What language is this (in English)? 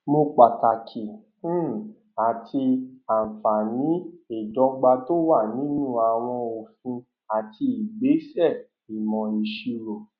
Yoruba